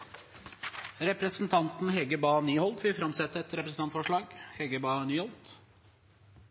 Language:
Norwegian Nynorsk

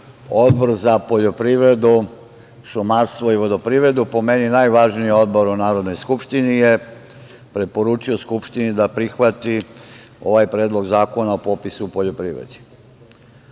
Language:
Serbian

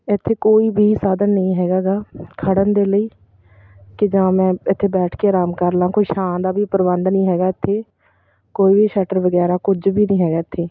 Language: Punjabi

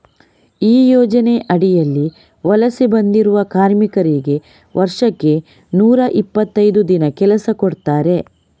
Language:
Kannada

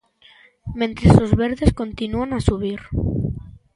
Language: Galician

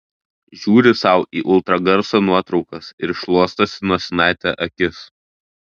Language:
Lithuanian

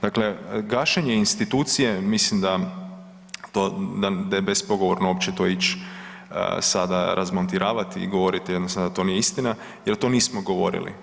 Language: Croatian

